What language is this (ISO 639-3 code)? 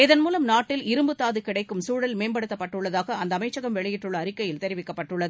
tam